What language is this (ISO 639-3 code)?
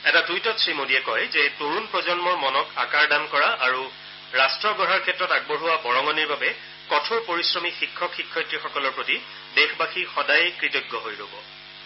asm